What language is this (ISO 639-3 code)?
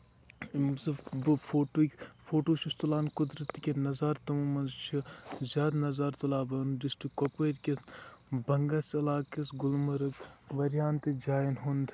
kas